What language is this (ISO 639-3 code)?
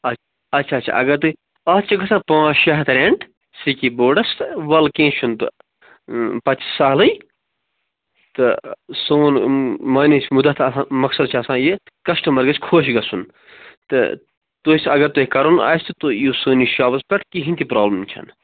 kas